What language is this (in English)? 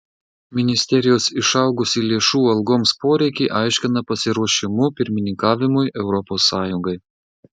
Lithuanian